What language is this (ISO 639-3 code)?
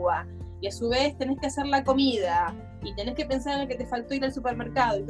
spa